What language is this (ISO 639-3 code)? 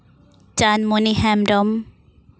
sat